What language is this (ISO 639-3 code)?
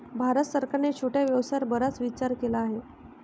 mar